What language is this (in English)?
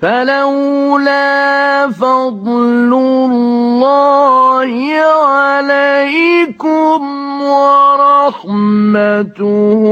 Arabic